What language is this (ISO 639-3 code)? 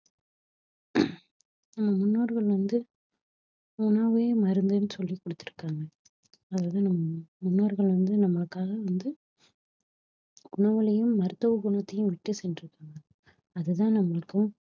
tam